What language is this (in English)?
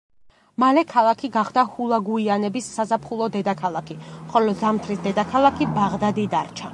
Georgian